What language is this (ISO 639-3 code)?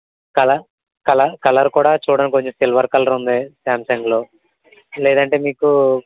tel